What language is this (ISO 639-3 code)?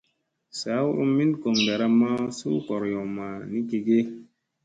mse